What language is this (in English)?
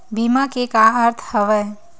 Chhattisgarhi